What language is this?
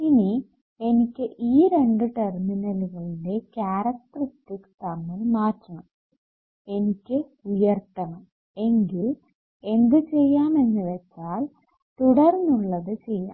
Malayalam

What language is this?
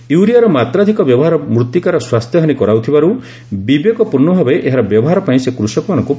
Odia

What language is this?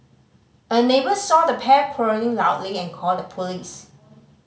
English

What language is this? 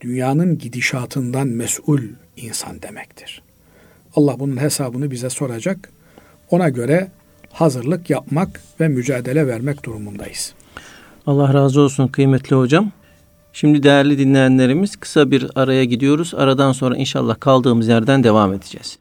Turkish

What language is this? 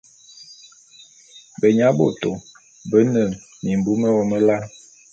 Bulu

